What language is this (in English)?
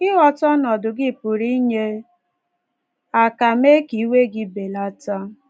Igbo